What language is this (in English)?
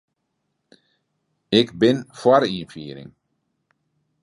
Western Frisian